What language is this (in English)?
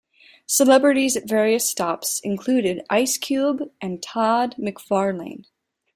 English